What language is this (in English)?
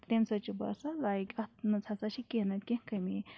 Kashmiri